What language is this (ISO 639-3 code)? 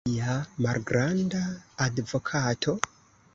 epo